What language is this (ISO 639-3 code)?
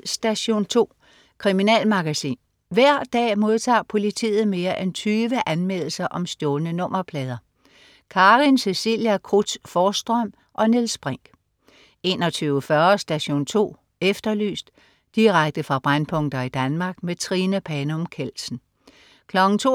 dan